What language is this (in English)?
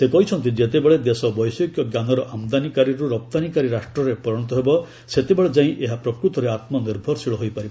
Odia